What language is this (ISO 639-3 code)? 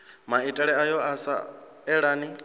ven